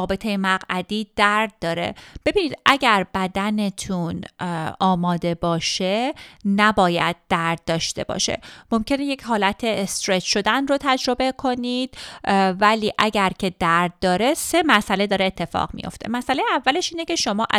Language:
Persian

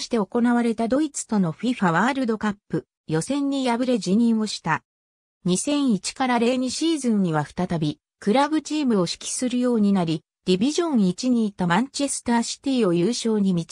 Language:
Japanese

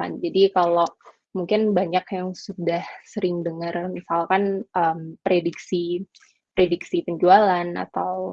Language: Indonesian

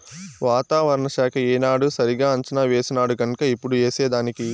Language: Telugu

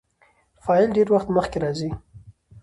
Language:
Pashto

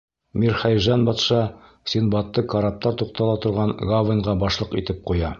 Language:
Bashkir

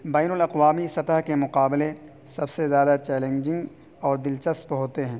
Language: Urdu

